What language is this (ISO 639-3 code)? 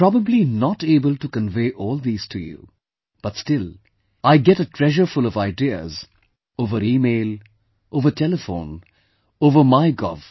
eng